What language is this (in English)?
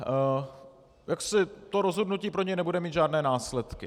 Czech